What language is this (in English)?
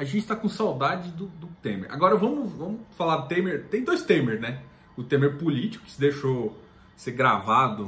Portuguese